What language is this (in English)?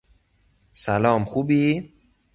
Persian